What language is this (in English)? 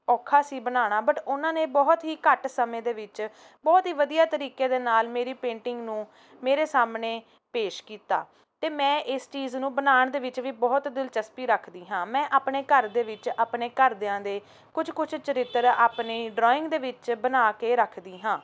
Punjabi